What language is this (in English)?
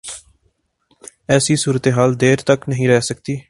Urdu